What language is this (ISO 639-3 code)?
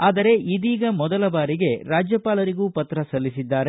kan